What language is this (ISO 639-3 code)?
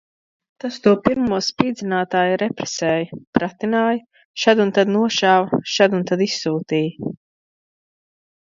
lav